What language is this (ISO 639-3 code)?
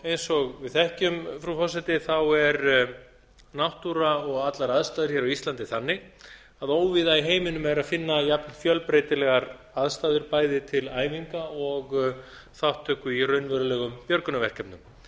isl